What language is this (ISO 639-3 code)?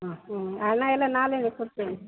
kan